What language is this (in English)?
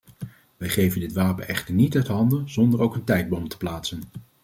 Dutch